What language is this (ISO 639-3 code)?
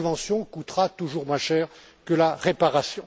fra